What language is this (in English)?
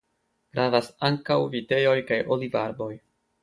Esperanto